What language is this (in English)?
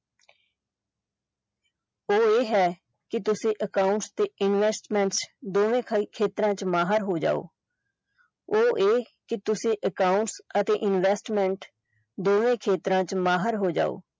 Punjabi